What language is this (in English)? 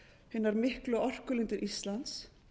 Icelandic